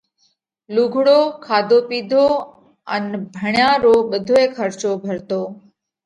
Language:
Parkari Koli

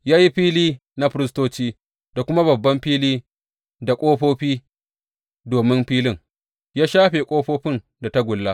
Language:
Hausa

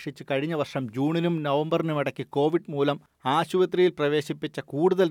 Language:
Malayalam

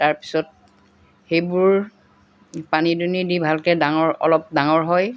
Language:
Assamese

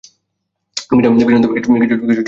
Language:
Bangla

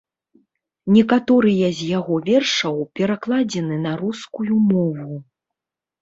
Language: Belarusian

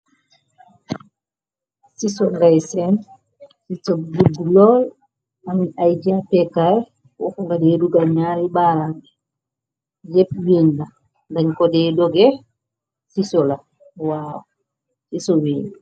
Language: Wolof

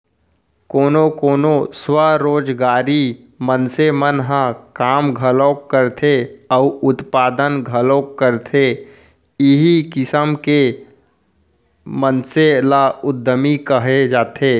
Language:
Chhattisgarhi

